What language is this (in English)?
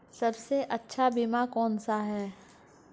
Hindi